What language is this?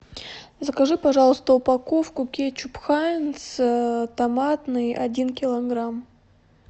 Russian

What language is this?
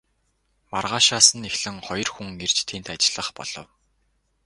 Mongolian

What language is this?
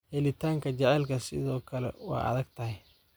Somali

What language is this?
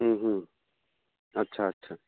Maithili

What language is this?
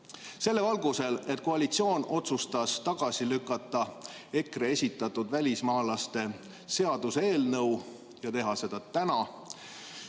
Estonian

